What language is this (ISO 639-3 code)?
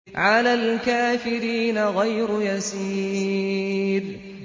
ara